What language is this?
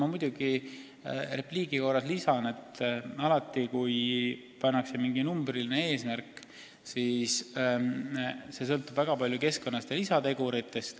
Estonian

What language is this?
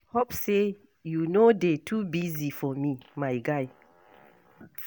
Nigerian Pidgin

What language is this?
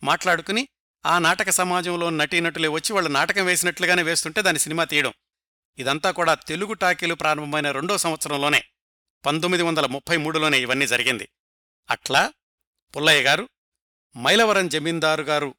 Telugu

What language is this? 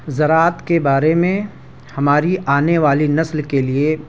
Urdu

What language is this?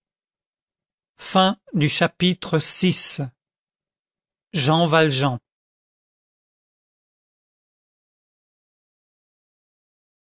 French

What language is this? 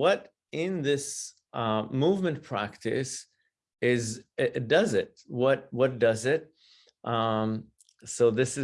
English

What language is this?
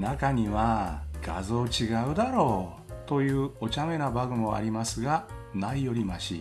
Japanese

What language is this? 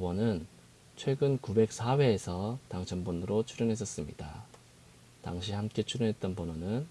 Korean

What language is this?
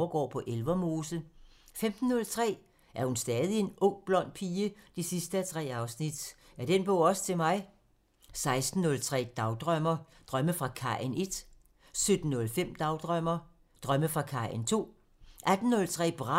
Danish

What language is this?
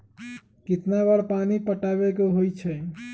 Magahi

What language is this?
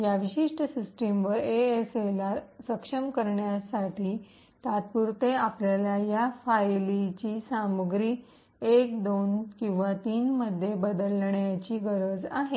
Marathi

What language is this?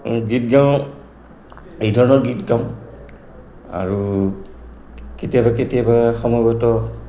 Assamese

